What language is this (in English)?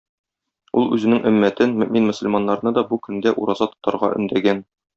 Tatar